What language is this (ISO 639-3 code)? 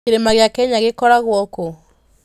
kik